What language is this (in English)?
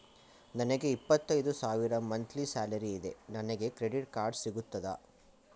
Kannada